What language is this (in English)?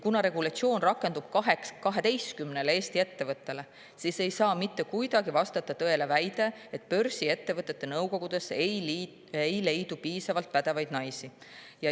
Estonian